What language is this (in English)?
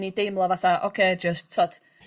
Welsh